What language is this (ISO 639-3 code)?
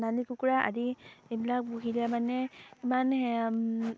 asm